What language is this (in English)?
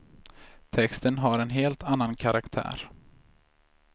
Swedish